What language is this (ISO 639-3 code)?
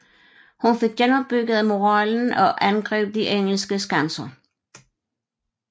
dan